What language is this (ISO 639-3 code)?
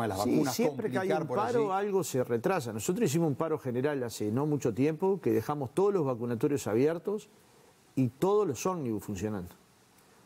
spa